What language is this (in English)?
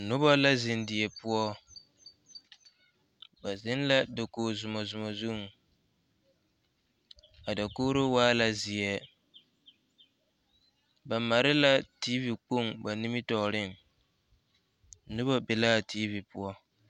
Southern Dagaare